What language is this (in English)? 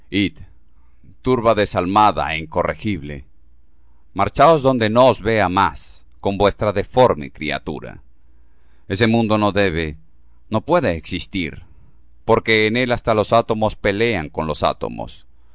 Spanish